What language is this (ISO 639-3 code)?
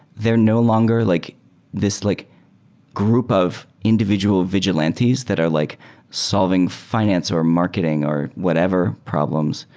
eng